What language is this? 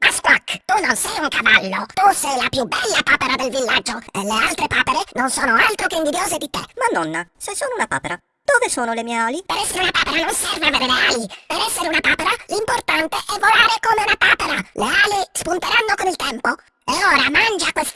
Italian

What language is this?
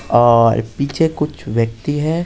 Hindi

